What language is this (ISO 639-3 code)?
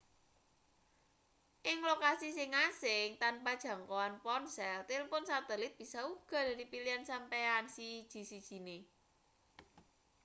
jav